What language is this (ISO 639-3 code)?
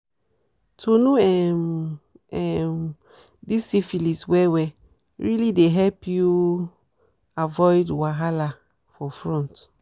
pcm